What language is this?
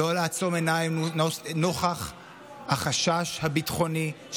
Hebrew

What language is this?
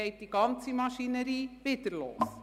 Swiss German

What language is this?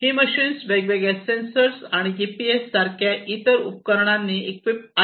Marathi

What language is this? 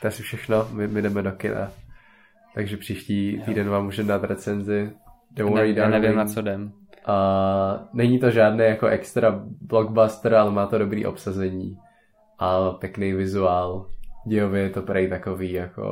Czech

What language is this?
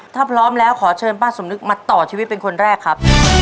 Thai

